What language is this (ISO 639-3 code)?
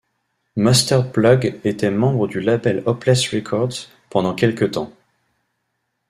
fra